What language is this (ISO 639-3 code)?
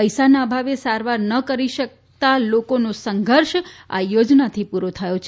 guj